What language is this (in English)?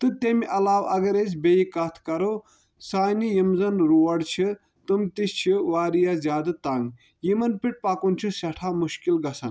Kashmiri